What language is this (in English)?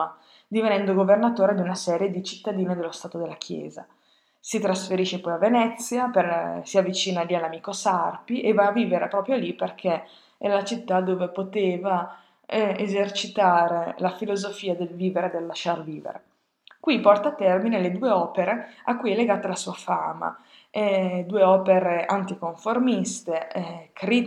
Italian